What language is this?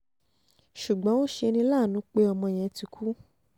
Yoruba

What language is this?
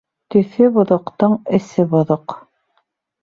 Bashkir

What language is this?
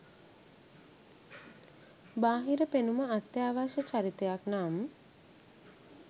Sinhala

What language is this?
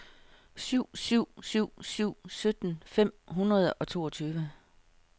Danish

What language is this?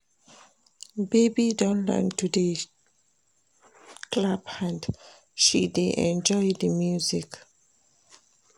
Nigerian Pidgin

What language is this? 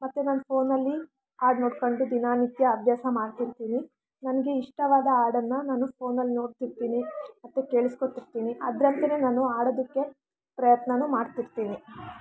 Kannada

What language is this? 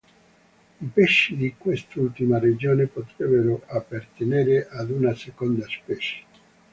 Italian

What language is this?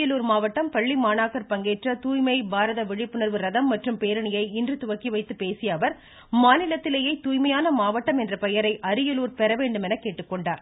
Tamil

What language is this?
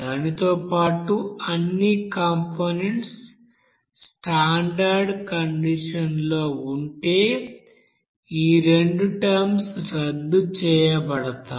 Telugu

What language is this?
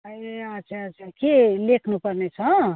Nepali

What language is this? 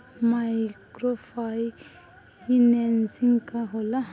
Bhojpuri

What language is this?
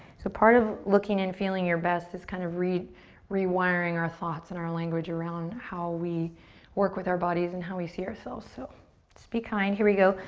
English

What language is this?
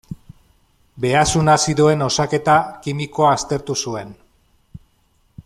Basque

